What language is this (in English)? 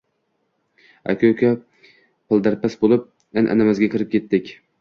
Uzbek